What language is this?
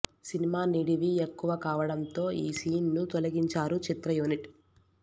Telugu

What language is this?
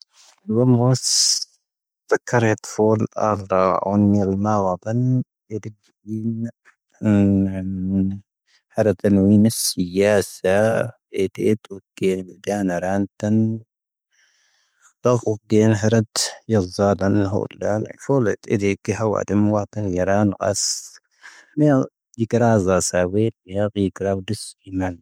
Tahaggart Tamahaq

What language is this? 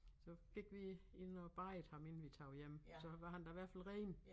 Danish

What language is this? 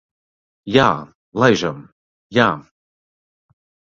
Latvian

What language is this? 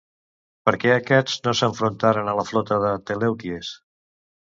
Catalan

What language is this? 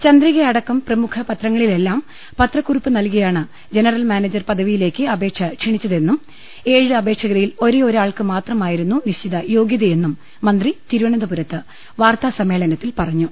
Malayalam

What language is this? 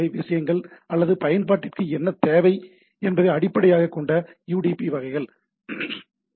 Tamil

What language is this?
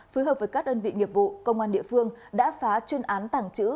Vietnamese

